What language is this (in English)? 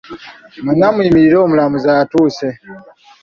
Ganda